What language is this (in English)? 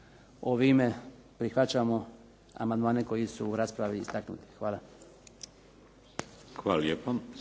Croatian